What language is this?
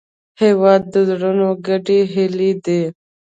Pashto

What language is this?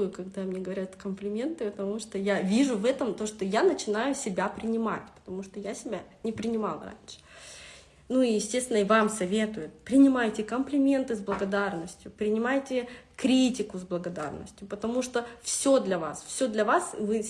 Russian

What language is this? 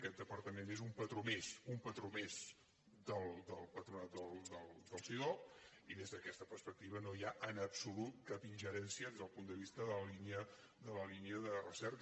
Catalan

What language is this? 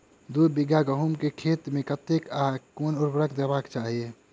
Maithili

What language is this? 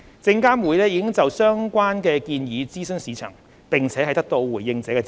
Cantonese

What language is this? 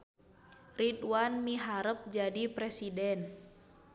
Sundanese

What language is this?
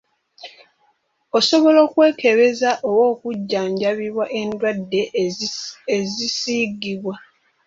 Ganda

